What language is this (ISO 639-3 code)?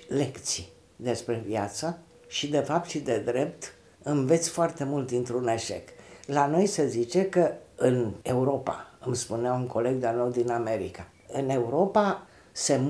ron